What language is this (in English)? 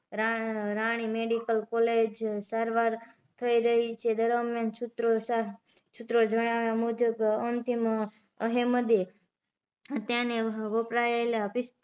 Gujarati